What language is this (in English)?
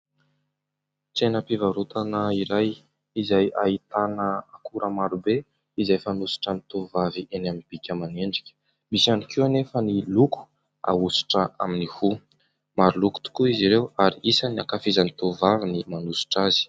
Malagasy